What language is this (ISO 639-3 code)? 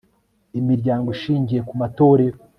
kin